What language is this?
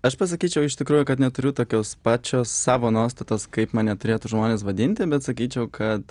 Lithuanian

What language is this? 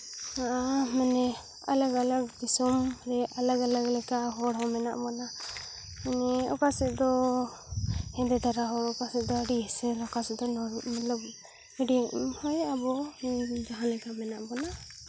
Santali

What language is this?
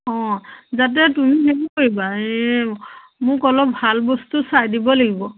Assamese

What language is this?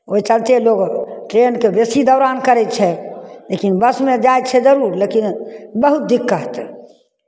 Maithili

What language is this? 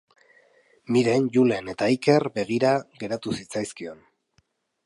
Basque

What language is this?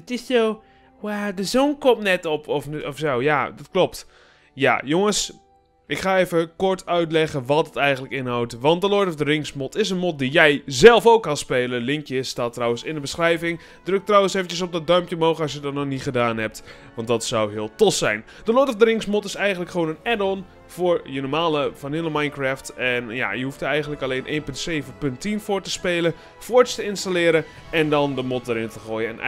Dutch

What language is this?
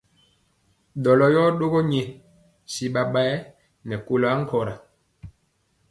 Mpiemo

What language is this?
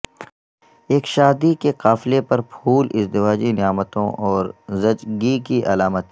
Urdu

